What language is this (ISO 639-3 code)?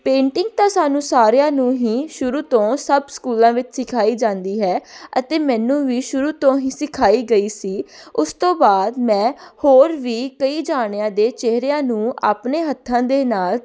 pan